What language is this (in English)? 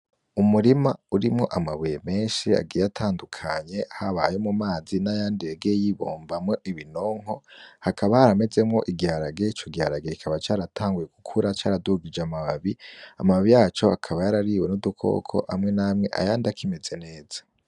Rundi